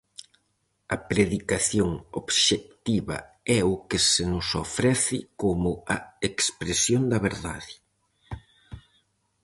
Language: Galician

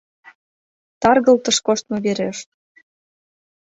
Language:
Mari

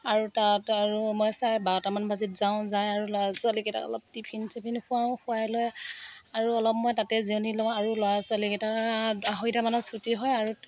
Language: Assamese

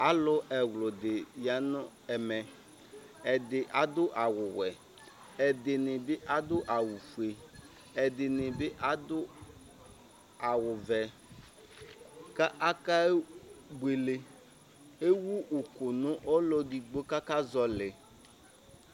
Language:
Ikposo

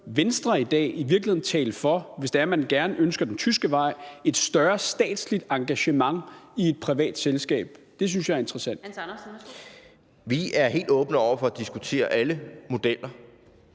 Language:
Danish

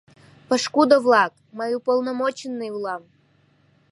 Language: Mari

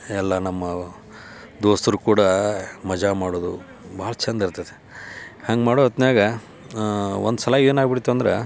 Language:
Kannada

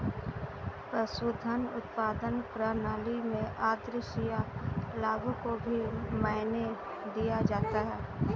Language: Hindi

